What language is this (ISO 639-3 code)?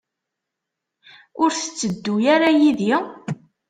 kab